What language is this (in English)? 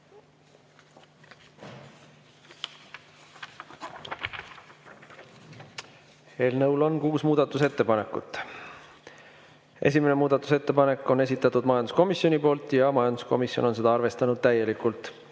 Estonian